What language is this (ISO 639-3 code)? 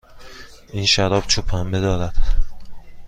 fas